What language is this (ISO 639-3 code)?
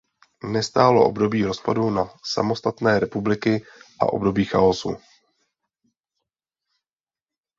ces